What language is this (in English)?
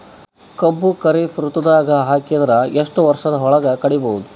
Kannada